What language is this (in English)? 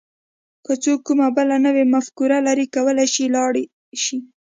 Pashto